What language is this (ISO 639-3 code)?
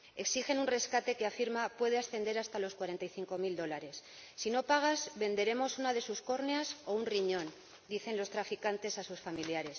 spa